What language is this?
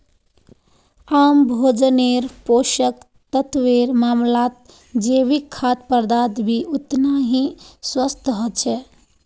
Magahi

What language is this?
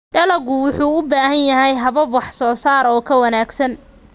Somali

